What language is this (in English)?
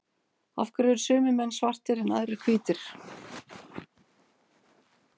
Icelandic